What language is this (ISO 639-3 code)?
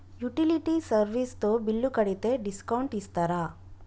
tel